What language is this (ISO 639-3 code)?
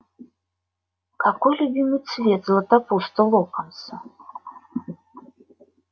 rus